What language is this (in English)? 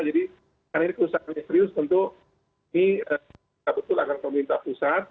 Indonesian